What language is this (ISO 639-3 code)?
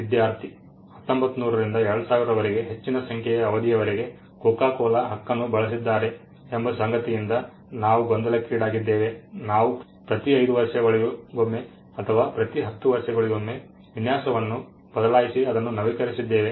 kan